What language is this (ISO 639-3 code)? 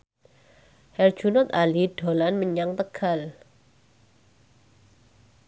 jav